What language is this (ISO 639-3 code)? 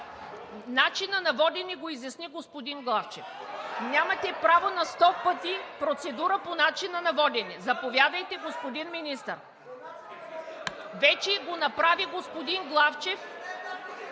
bul